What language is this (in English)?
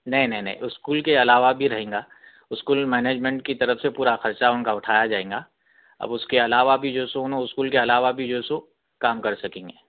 Urdu